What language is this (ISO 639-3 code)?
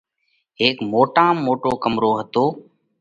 kvx